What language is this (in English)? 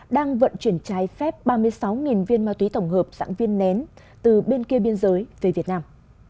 Vietnamese